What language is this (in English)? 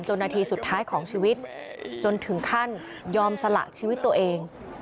Thai